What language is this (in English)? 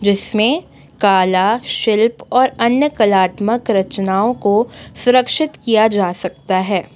Hindi